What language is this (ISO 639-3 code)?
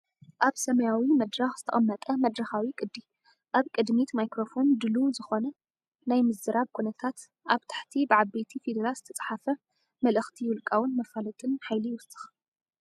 tir